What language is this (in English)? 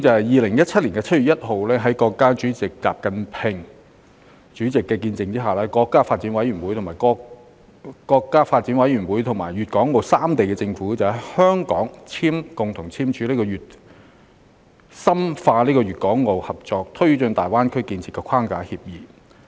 Cantonese